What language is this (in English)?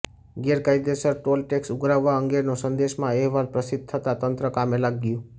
Gujarati